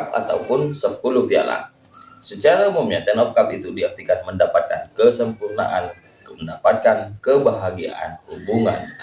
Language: Indonesian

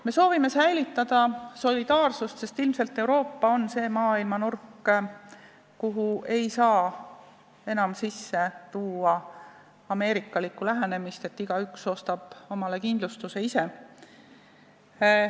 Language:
Estonian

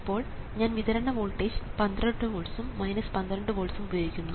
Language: Malayalam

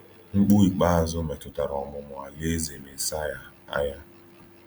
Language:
Igbo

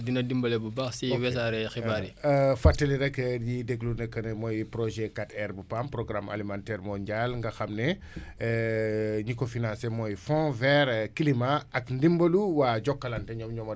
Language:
Wolof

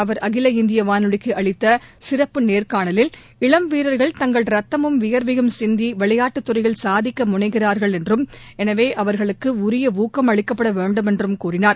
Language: Tamil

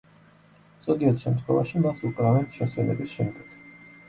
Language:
Georgian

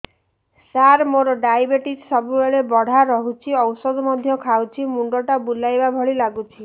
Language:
Odia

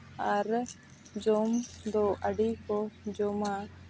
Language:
Santali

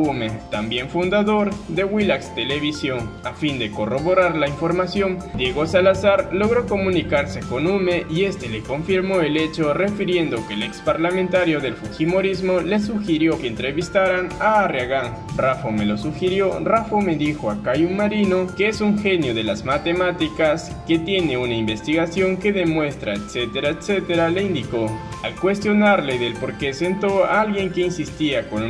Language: Spanish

